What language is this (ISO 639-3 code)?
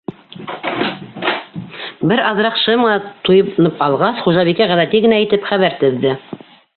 bak